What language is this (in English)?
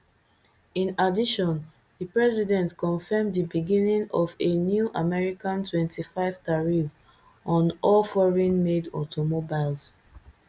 Nigerian Pidgin